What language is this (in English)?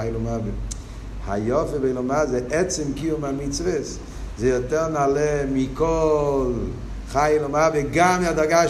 Hebrew